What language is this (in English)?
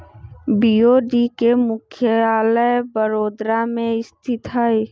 Magahi